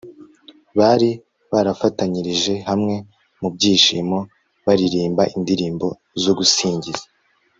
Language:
Kinyarwanda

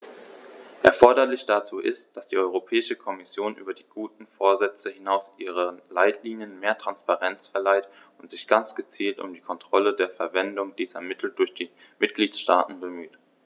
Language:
German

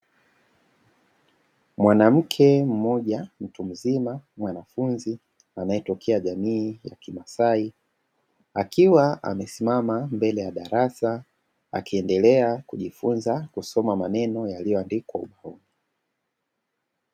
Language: Swahili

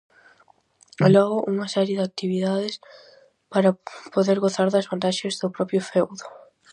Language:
Galician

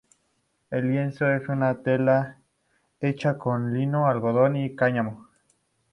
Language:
Spanish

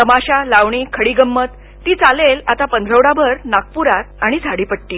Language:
Marathi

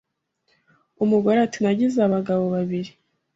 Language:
Kinyarwanda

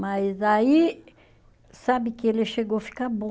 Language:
Portuguese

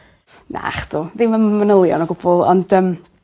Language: Welsh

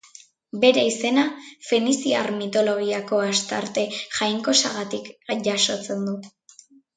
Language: Basque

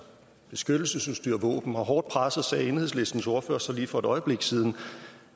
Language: Danish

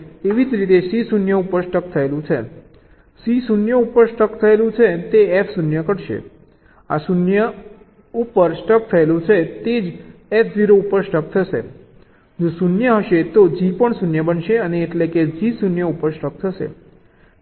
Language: Gujarati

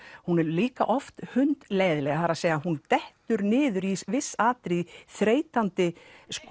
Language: Icelandic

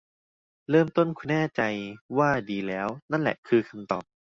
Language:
Thai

